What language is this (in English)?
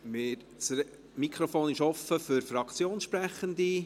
Swiss German